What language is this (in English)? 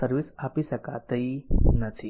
Gujarati